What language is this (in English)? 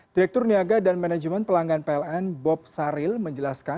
Indonesian